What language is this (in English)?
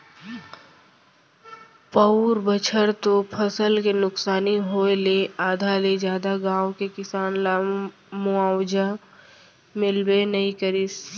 Chhattisgarhi